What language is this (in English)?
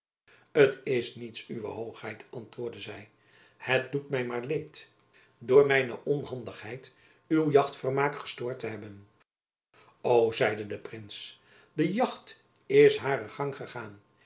Dutch